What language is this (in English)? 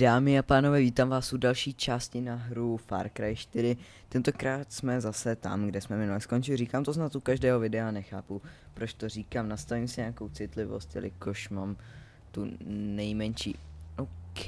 Czech